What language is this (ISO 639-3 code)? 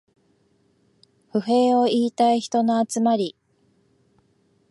jpn